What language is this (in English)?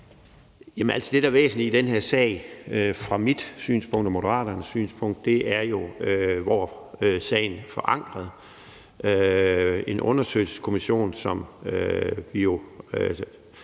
Danish